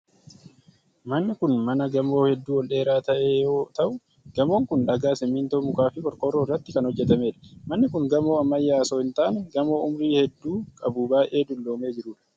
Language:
Oromo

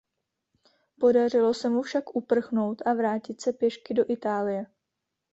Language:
Czech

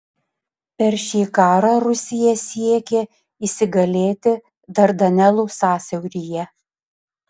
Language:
Lithuanian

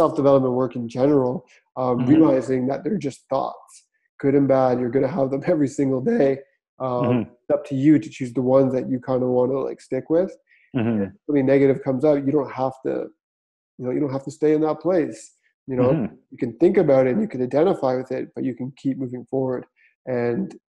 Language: English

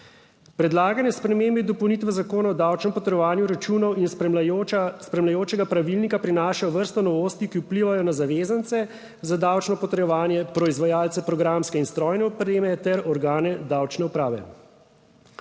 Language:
Slovenian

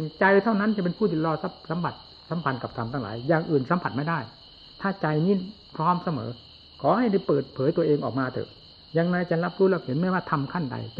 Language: Thai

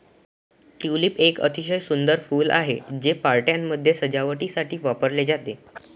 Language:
Marathi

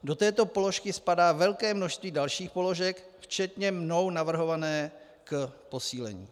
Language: Czech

